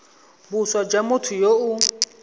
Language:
Tswana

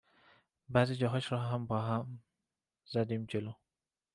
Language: Persian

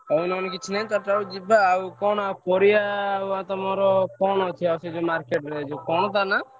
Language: Odia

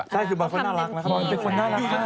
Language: Thai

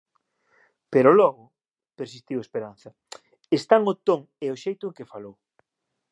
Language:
Galician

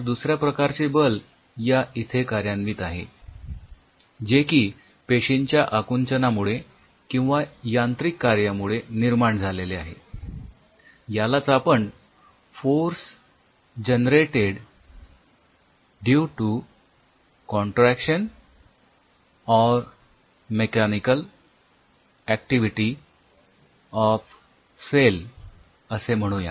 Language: Marathi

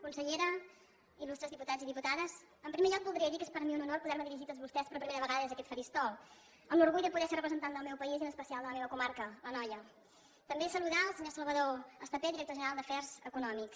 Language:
Catalan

